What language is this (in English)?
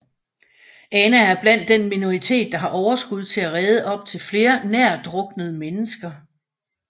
Danish